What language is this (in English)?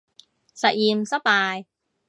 Cantonese